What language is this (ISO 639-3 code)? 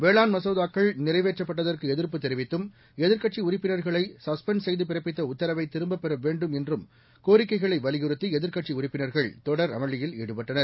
tam